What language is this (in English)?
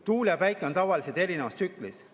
Estonian